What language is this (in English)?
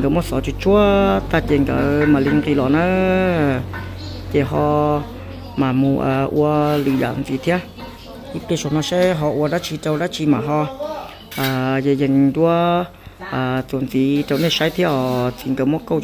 Thai